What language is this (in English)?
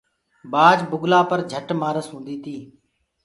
Gurgula